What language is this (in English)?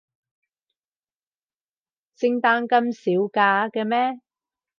Cantonese